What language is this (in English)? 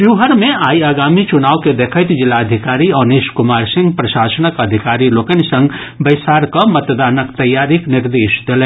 Maithili